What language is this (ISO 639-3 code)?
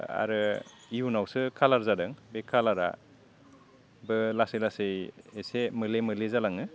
brx